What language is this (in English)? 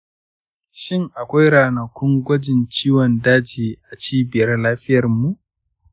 Hausa